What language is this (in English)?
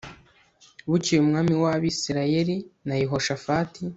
Kinyarwanda